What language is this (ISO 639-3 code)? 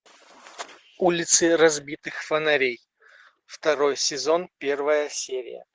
rus